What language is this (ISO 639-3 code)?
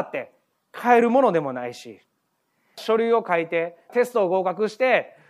jpn